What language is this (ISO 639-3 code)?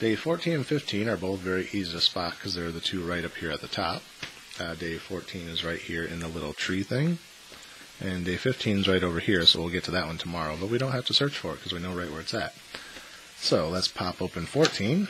eng